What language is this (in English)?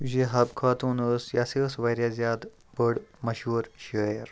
Kashmiri